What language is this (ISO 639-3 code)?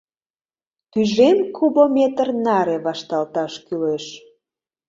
chm